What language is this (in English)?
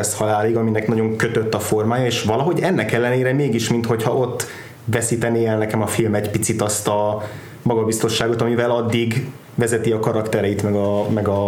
Hungarian